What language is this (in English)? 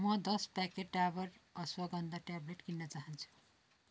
Nepali